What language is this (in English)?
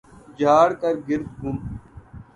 Urdu